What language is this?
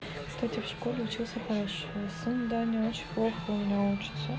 Russian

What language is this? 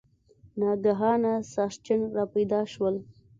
Pashto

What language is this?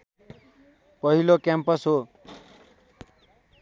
Nepali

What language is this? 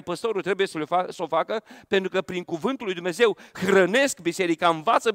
Romanian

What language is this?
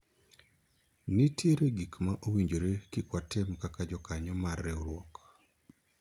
Luo (Kenya and Tanzania)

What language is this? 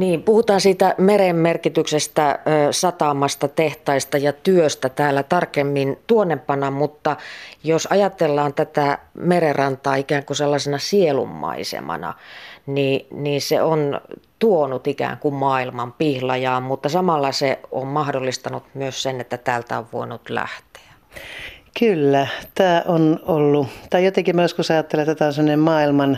Finnish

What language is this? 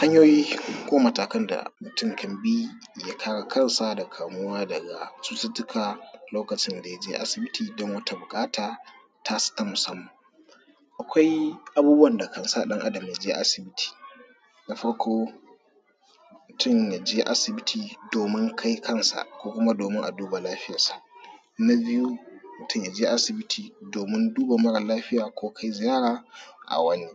Hausa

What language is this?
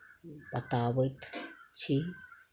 Maithili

